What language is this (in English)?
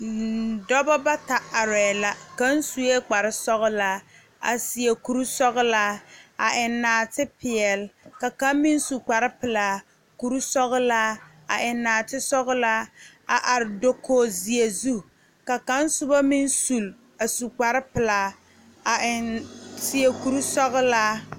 Southern Dagaare